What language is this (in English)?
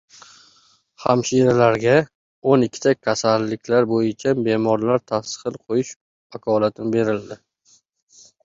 Uzbek